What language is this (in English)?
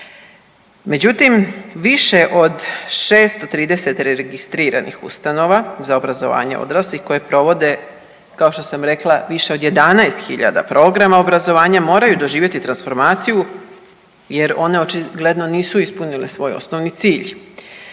Croatian